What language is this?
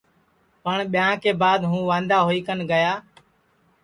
Sansi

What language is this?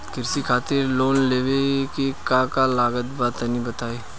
Bhojpuri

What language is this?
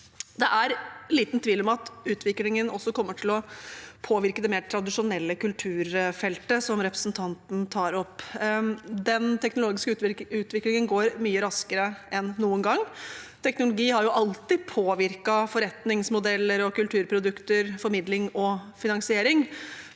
Norwegian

